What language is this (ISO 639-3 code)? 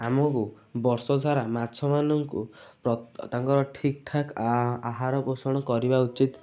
ori